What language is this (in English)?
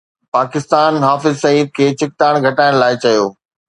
Sindhi